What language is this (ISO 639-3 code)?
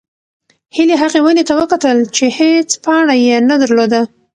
pus